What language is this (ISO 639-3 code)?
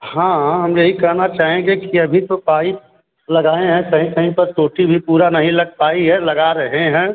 hin